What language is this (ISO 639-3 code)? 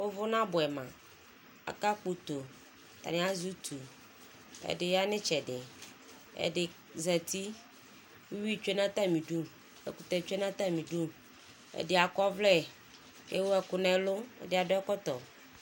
kpo